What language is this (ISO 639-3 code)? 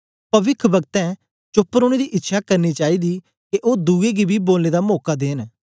doi